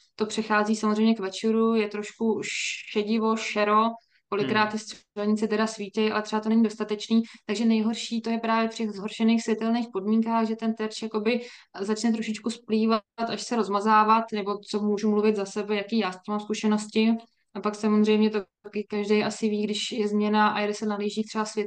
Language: Czech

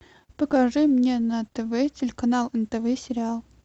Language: Russian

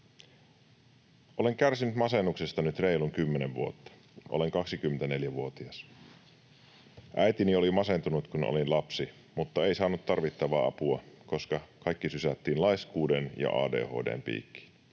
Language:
Finnish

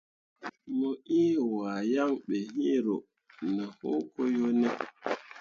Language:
Mundang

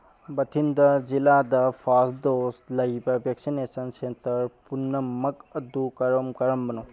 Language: Manipuri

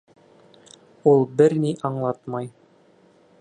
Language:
Bashkir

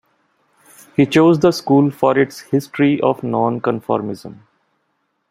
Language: English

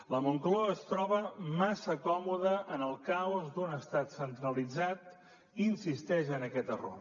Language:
Catalan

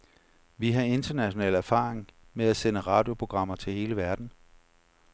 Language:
Danish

